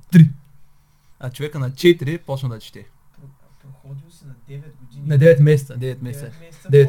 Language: Bulgarian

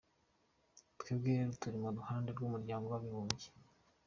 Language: Kinyarwanda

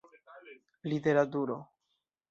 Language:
Esperanto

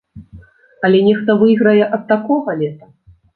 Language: Belarusian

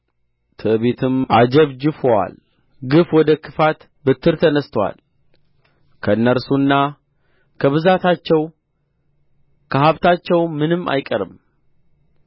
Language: Amharic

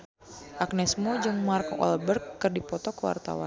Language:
Sundanese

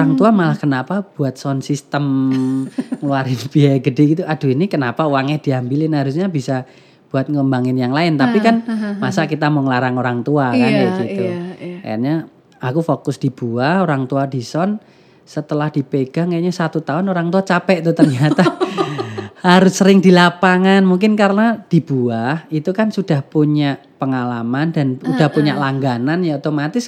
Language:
Indonesian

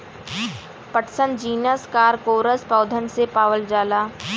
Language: Bhojpuri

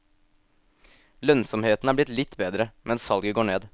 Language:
Norwegian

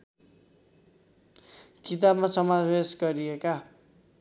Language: Nepali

